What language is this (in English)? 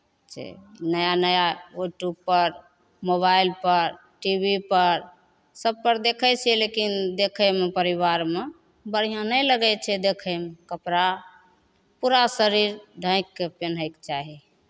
Maithili